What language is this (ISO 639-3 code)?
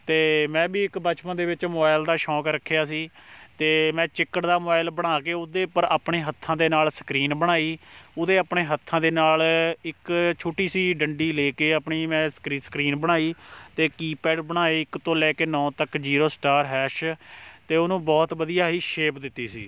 pan